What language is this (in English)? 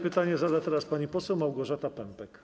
Polish